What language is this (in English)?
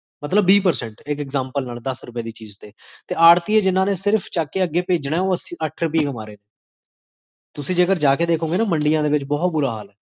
Punjabi